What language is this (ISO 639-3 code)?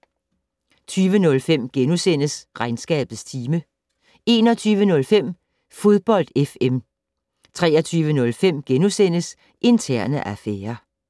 dan